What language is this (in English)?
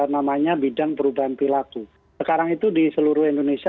Indonesian